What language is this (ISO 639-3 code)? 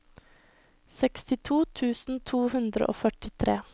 nor